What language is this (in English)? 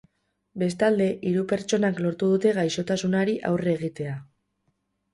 Basque